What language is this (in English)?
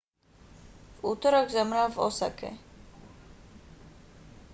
Slovak